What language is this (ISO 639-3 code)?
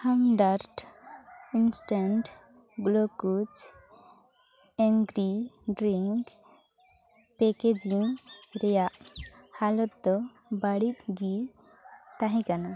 sat